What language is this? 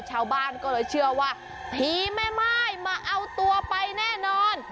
Thai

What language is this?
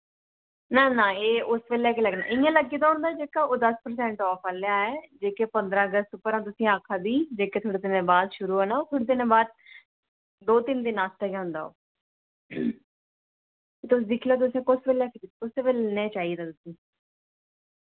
Dogri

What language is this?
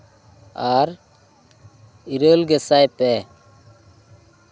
Santali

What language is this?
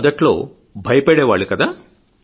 Telugu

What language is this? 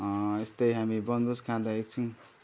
Nepali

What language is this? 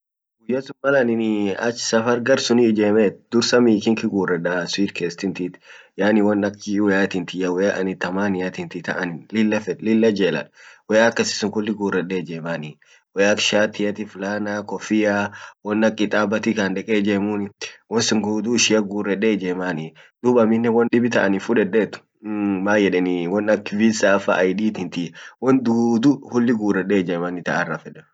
Orma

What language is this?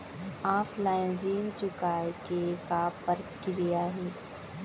Chhattisgarhi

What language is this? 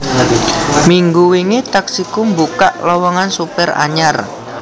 Javanese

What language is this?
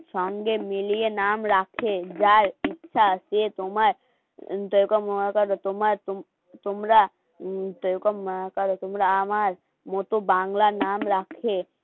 Bangla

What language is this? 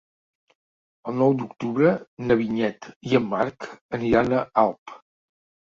Catalan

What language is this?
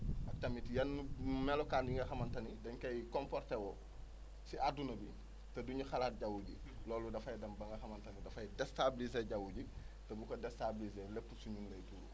Wolof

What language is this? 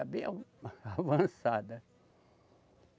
Portuguese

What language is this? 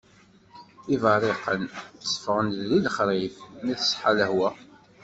Kabyle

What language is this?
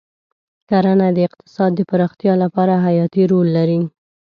Pashto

